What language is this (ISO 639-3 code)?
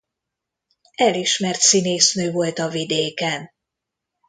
hun